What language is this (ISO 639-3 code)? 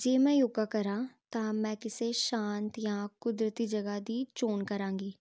pan